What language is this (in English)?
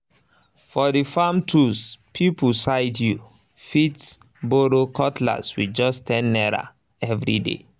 Nigerian Pidgin